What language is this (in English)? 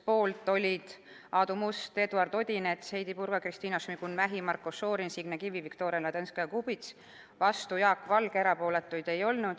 Estonian